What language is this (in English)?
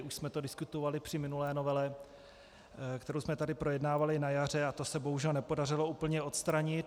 Czech